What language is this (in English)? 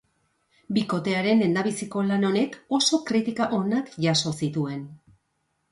Basque